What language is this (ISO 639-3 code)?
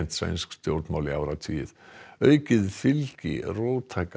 isl